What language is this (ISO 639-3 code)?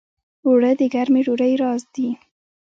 pus